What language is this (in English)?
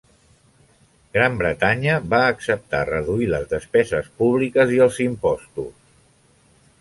Catalan